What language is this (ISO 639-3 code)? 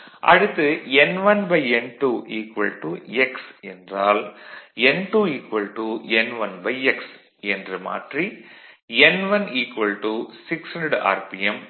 tam